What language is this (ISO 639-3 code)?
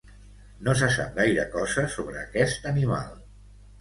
cat